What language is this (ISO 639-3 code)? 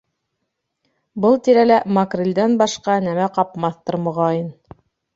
bak